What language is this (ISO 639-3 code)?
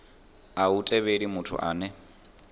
ven